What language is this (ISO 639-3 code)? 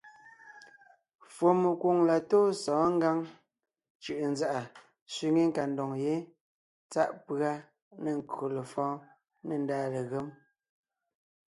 nnh